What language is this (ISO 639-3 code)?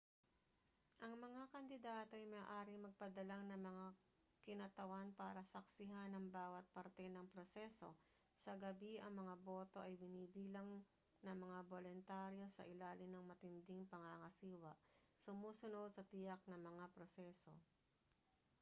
fil